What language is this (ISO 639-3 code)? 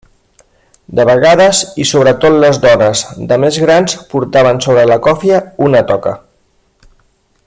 cat